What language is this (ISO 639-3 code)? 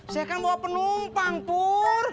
ind